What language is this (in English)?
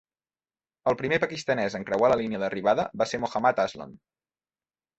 Catalan